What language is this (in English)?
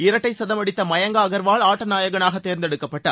Tamil